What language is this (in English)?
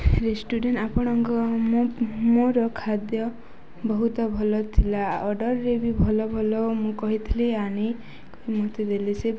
Odia